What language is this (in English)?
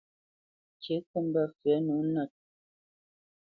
Bamenyam